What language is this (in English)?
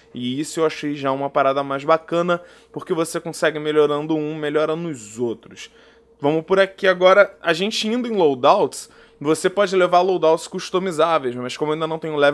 Portuguese